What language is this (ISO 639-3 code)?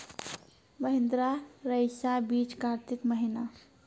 mai